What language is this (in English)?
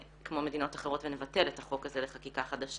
Hebrew